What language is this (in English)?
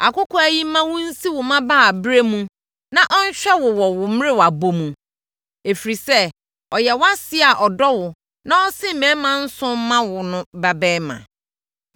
Akan